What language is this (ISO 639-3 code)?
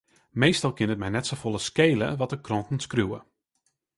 fry